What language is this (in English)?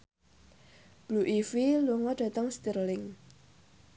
Javanese